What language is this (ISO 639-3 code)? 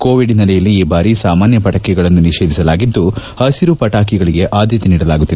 kan